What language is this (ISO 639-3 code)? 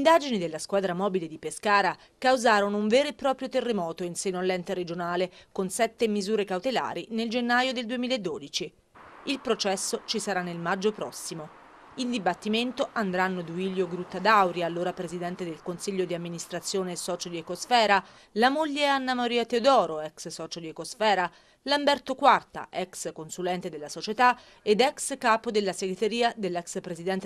ita